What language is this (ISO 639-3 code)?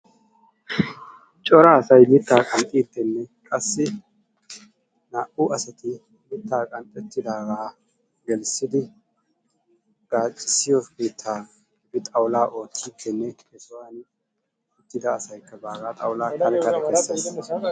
wal